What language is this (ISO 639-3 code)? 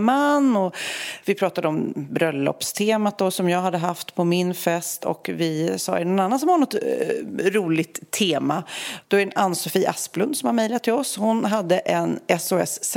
swe